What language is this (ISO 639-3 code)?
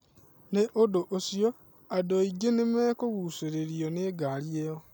kik